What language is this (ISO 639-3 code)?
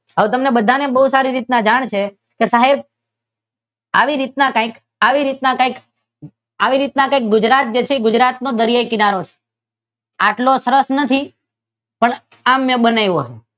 guj